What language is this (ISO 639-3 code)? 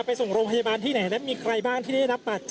tha